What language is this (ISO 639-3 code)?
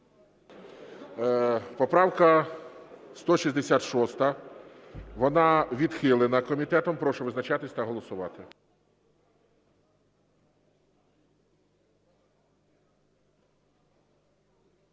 ukr